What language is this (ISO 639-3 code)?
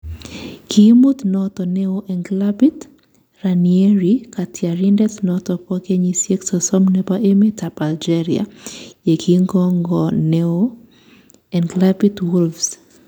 kln